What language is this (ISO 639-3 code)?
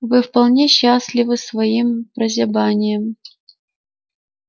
rus